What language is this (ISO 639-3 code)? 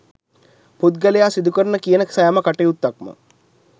sin